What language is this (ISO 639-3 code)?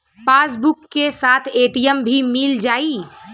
bho